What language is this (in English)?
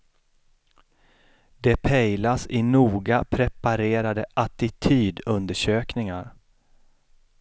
Swedish